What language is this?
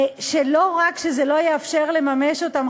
Hebrew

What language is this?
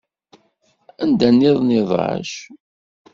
Kabyle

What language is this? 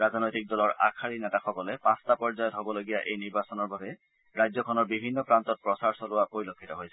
Assamese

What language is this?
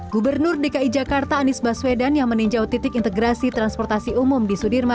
Indonesian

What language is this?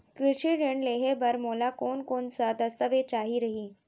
Chhattisgarhi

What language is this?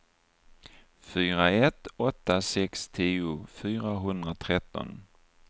Swedish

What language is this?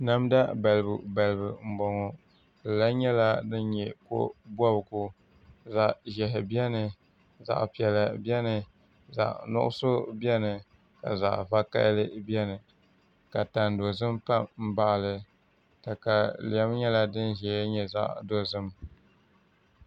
Dagbani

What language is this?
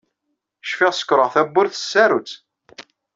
Kabyle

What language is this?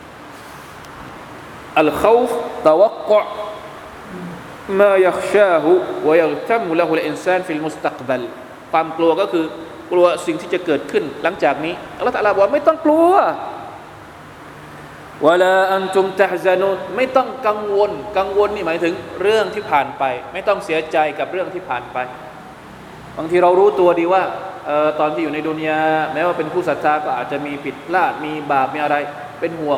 Thai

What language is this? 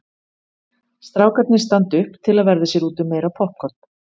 Icelandic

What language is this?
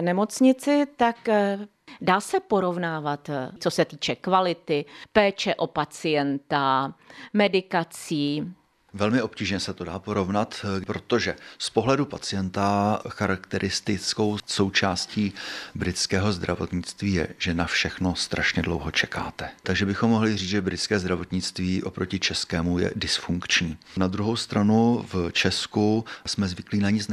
Czech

